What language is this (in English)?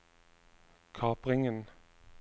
Norwegian